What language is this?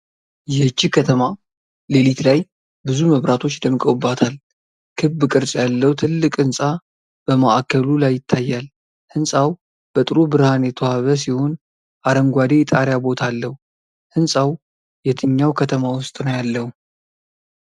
Amharic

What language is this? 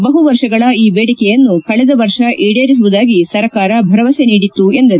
Kannada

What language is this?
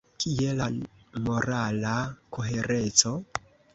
Esperanto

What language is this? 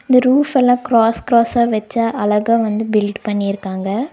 Tamil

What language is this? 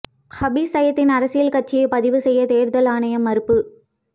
Tamil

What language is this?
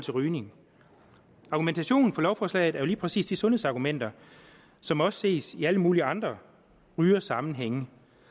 Danish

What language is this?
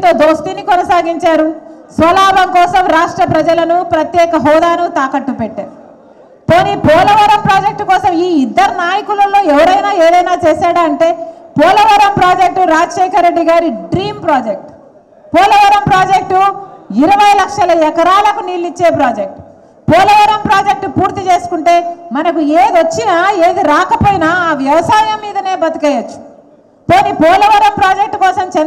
Telugu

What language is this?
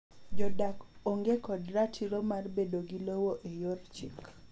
Luo (Kenya and Tanzania)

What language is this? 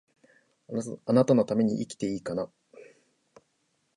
Japanese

